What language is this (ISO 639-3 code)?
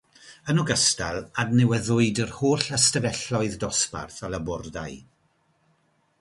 cym